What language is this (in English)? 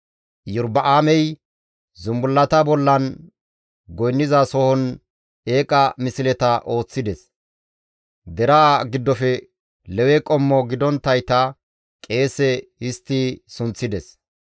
Gamo